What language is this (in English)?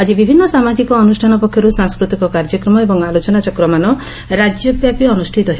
Odia